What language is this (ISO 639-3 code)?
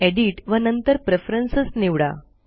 mar